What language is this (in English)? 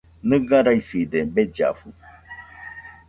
Nüpode Huitoto